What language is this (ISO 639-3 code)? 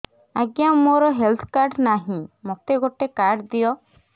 ori